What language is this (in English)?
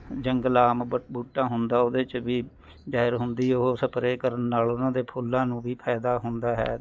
Punjabi